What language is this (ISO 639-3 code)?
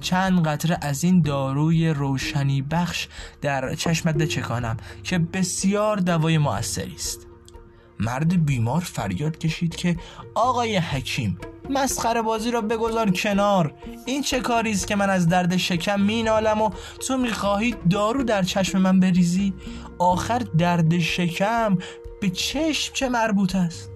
fas